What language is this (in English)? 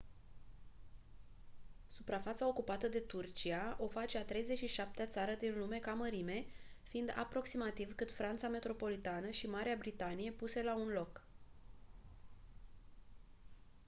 Romanian